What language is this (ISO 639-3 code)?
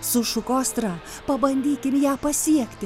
lit